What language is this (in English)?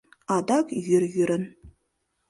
Mari